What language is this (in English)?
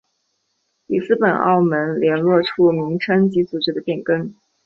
Chinese